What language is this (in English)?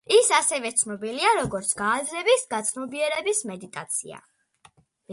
Georgian